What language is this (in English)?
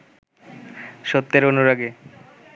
Bangla